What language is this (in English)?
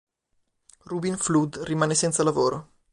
Italian